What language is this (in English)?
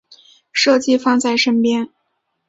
Chinese